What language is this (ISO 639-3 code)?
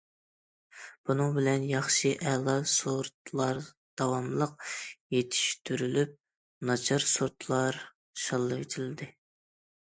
uig